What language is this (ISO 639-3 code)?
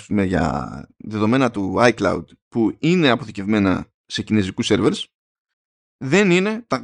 ell